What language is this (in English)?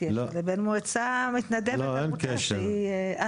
Hebrew